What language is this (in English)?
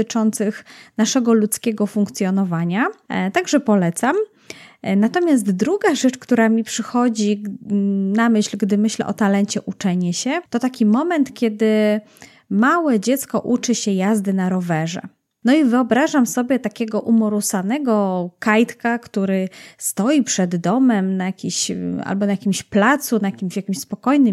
Polish